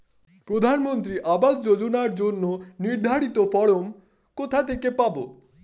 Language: Bangla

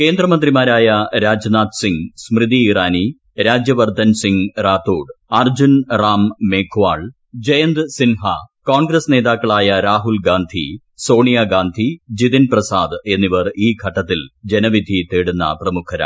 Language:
Malayalam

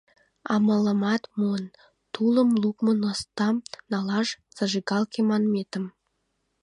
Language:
Mari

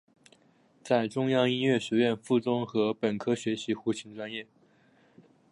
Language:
Chinese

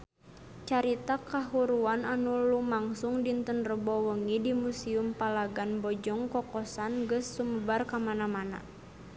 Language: Sundanese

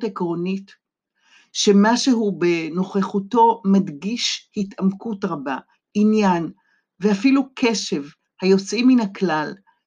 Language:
Hebrew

